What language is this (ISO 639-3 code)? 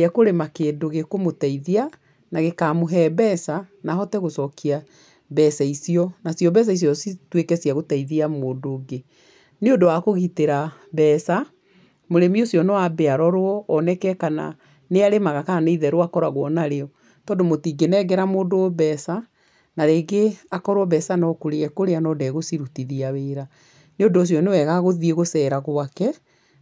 kik